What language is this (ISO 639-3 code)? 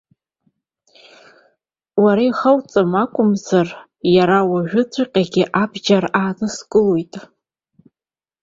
abk